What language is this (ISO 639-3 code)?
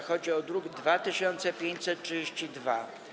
pol